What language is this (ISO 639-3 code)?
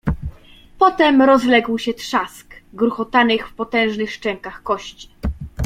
pol